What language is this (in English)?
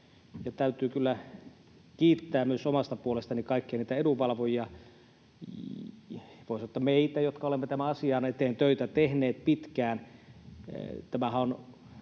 Finnish